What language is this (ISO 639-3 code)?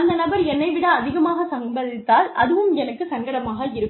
tam